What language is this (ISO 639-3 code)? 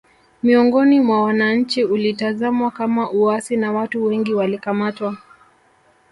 swa